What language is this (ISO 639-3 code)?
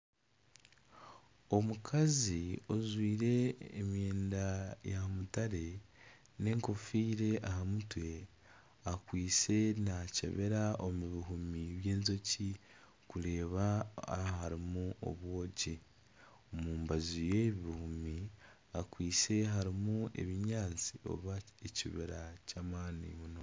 nyn